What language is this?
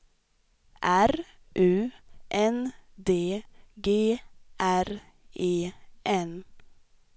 Swedish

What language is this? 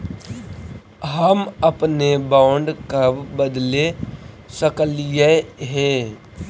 Magahi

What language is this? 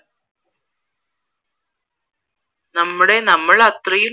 Malayalam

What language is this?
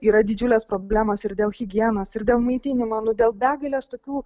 Lithuanian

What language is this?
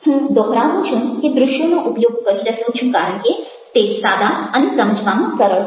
Gujarati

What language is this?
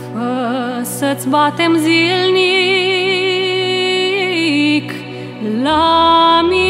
Romanian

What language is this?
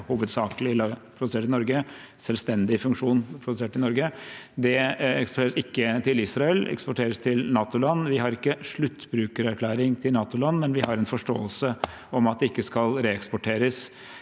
Norwegian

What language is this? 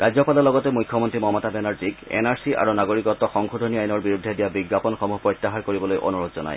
Assamese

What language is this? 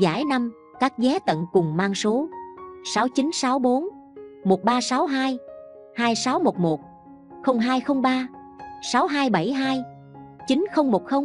Vietnamese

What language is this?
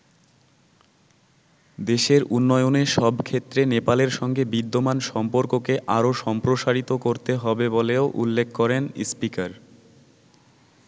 Bangla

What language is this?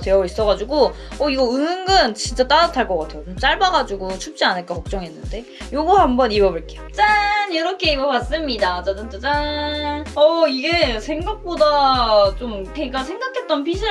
Korean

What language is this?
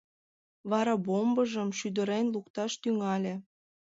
Mari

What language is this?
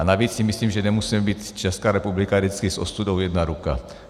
Czech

